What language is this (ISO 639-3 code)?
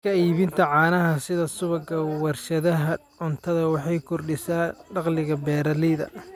som